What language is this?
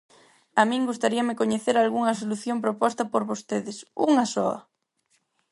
Galician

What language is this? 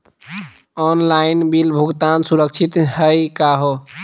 Magahi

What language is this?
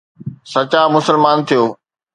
Sindhi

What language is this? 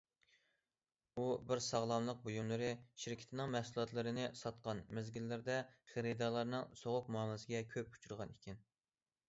Uyghur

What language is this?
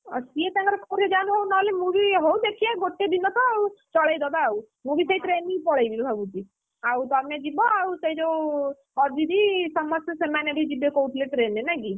Odia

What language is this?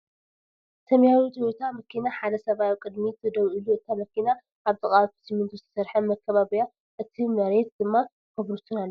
Tigrinya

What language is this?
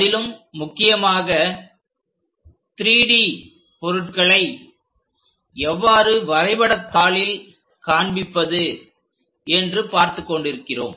Tamil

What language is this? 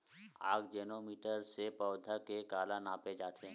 Chhattisgarhi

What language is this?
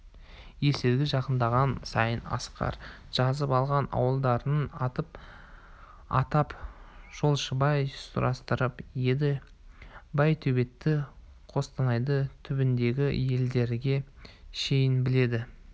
Kazakh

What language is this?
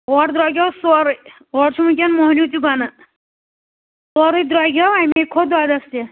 Kashmiri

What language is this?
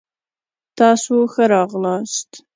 Pashto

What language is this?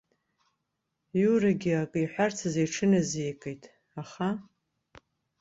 Abkhazian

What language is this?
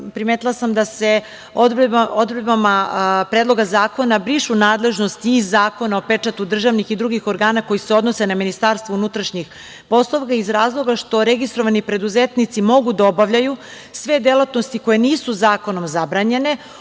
Serbian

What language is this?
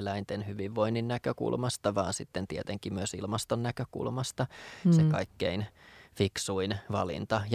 Finnish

